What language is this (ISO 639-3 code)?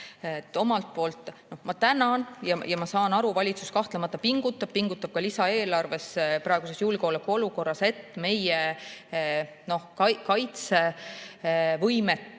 est